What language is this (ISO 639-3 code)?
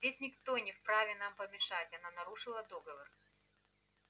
rus